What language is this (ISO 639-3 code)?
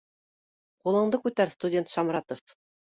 bak